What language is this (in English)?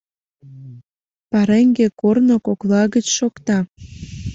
Mari